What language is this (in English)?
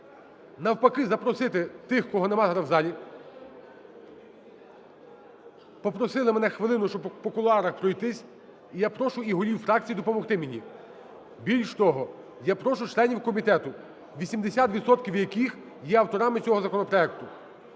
Ukrainian